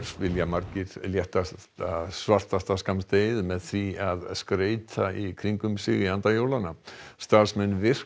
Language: Icelandic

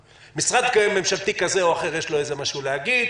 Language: Hebrew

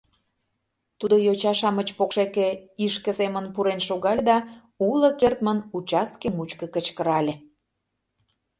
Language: Mari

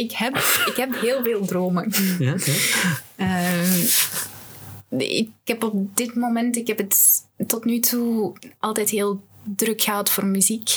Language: Dutch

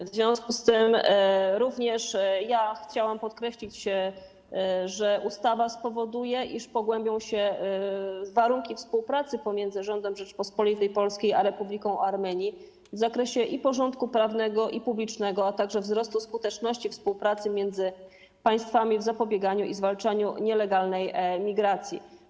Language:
Polish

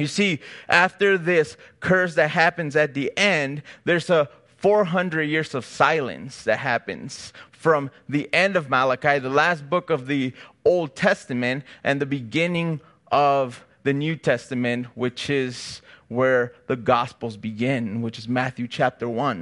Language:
English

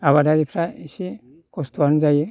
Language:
Bodo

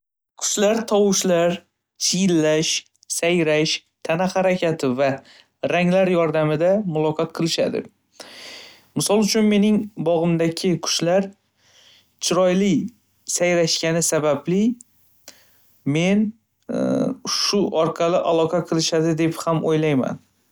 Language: Uzbek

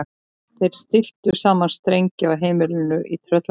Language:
Icelandic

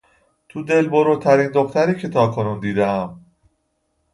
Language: Persian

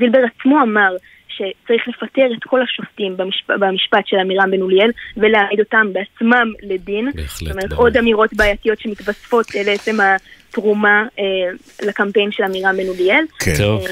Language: Hebrew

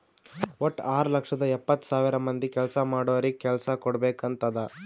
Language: Kannada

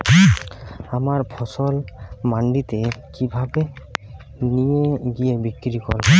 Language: Bangla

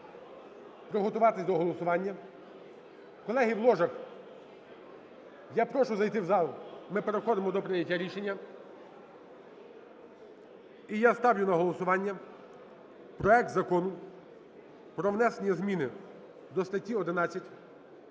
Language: Ukrainian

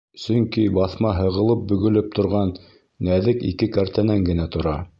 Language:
Bashkir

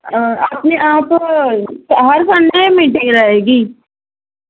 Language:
Urdu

